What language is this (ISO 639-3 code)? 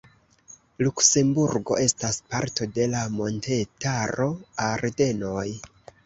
epo